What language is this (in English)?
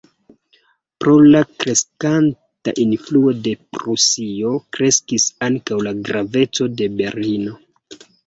Esperanto